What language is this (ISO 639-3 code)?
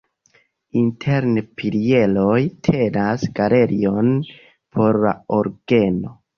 epo